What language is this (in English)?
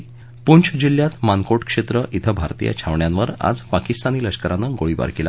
Marathi